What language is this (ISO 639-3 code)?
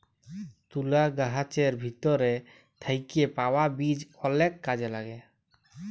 ben